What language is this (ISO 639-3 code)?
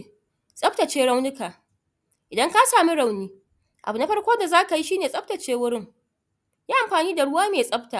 hau